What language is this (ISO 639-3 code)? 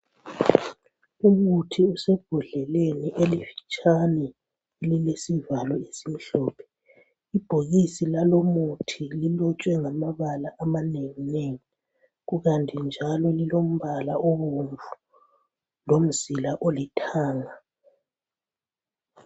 nde